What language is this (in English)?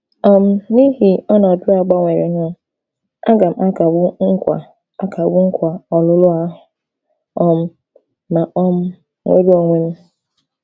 Igbo